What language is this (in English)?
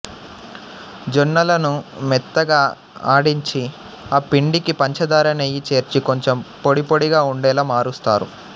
Telugu